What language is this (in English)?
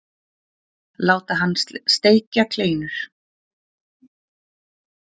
Icelandic